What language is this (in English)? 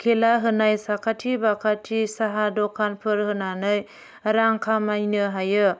Bodo